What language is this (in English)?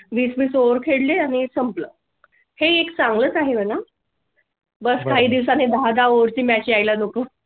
Marathi